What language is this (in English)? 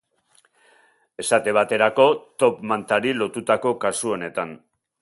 Basque